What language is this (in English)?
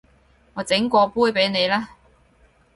Cantonese